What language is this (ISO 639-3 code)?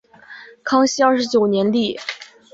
zho